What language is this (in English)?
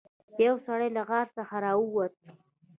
Pashto